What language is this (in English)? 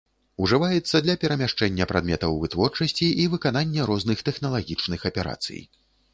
Belarusian